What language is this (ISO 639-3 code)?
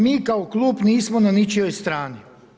hrv